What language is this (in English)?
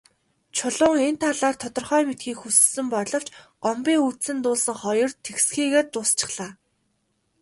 Mongolian